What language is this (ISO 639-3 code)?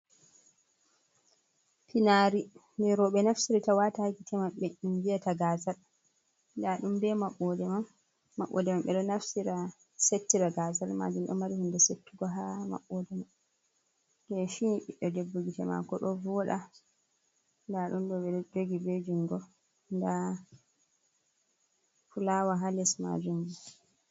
ful